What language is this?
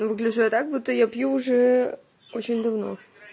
Russian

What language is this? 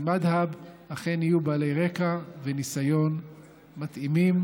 Hebrew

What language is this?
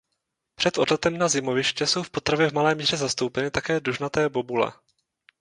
Czech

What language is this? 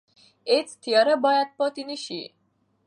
Pashto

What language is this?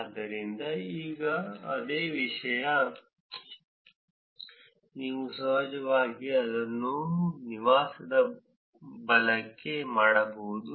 Kannada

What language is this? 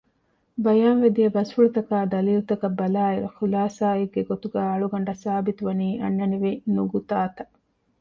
Divehi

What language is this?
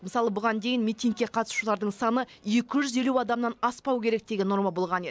Kazakh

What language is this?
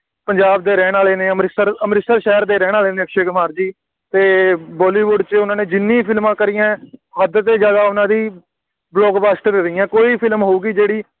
Punjabi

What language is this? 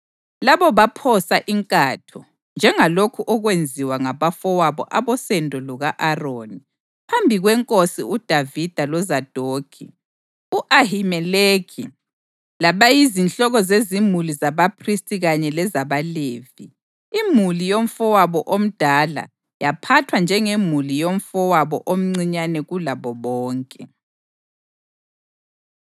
North Ndebele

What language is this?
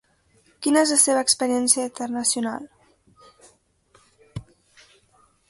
Catalan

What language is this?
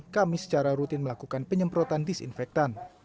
Indonesian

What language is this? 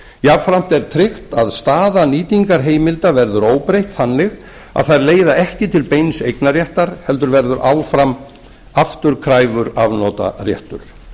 Icelandic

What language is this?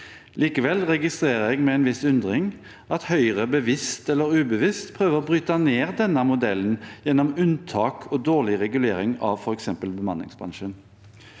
Norwegian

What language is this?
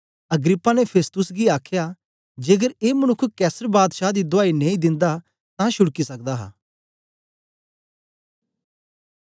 Dogri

